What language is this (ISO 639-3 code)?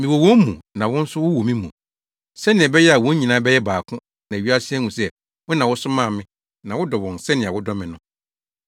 aka